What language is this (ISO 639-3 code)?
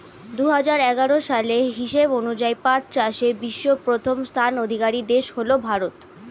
ben